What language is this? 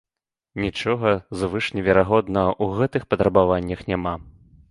Belarusian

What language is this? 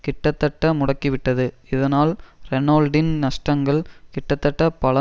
Tamil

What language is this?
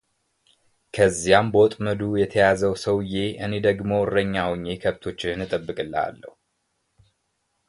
Amharic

